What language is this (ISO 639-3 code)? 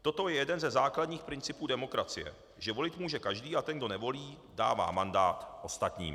ces